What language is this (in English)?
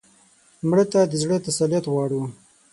Pashto